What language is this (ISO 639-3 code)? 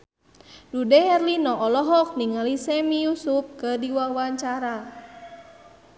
sun